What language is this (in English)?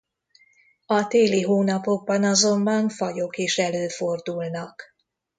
Hungarian